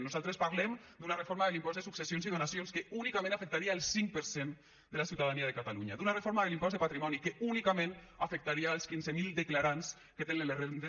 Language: Catalan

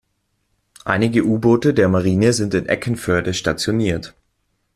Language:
German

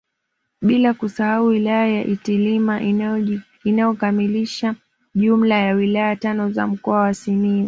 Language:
Swahili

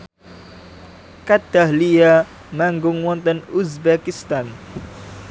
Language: Javanese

